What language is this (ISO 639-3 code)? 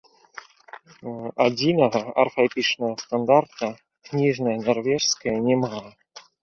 bel